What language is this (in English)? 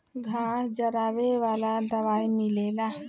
Bhojpuri